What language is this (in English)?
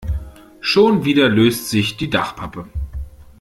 German